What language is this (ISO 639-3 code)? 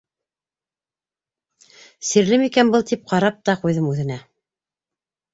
bak